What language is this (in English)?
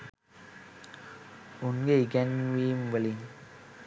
Sinhala